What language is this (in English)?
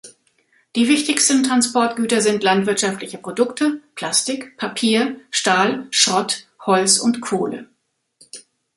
German